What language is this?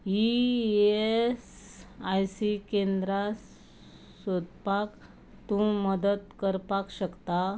Konkani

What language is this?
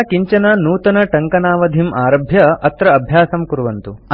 Sanskrit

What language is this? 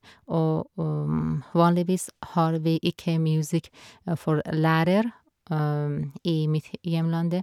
Norwegian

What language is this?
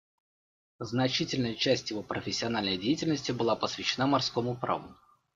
Russian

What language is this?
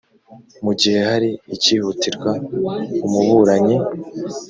Kinyarwanda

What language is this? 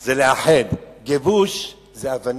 Hebrew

